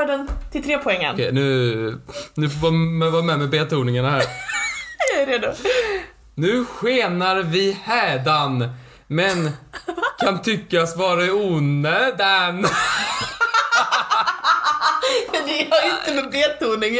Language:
Swedish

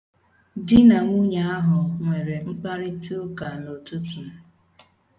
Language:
Igbo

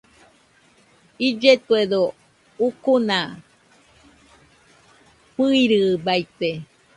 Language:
Nüpode Huitoto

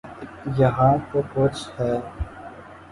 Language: Urdu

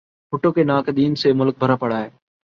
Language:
Urdu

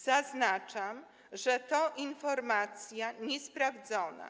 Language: Polish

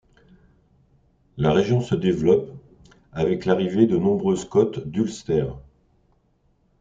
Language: French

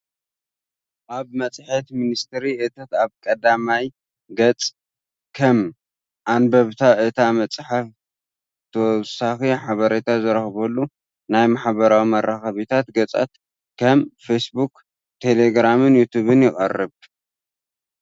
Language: Tigrinya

